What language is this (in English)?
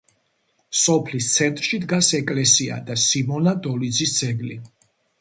Georgian